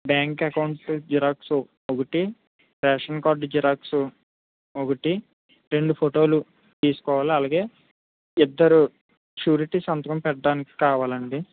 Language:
Telugu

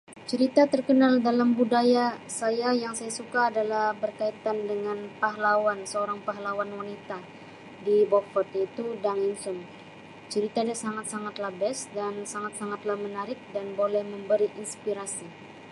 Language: Sabah Malay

